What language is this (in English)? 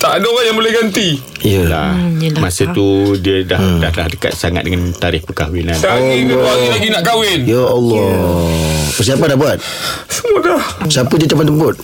Malay